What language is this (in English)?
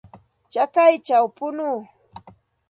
Santa Ana de Tusi Pasco Quechua